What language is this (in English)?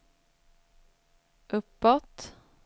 Swedish